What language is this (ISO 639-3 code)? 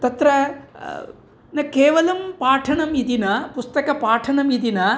san